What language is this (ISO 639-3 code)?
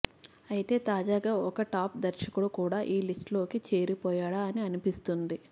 tel